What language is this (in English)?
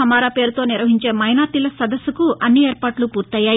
Telugu